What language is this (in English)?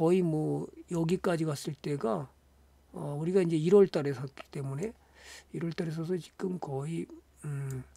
Korean